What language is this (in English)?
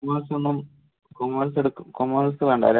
Malayalam